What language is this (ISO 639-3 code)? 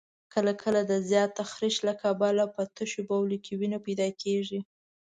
pus